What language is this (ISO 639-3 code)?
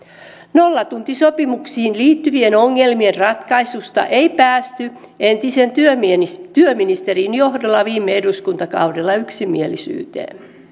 fin